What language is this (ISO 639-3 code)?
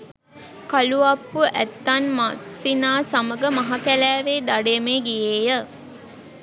sin